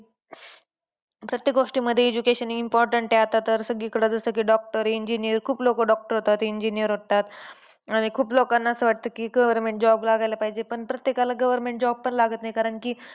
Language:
Marathi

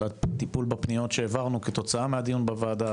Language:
Hebrew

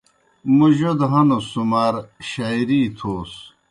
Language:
Kohistani Shina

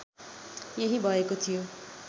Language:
Nepali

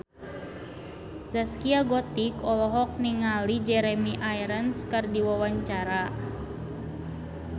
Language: Sundanese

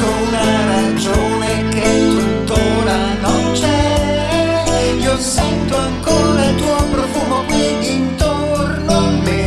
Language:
Italian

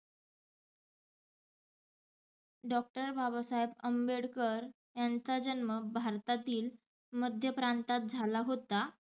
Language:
Marathi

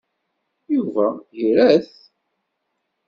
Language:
Kabyle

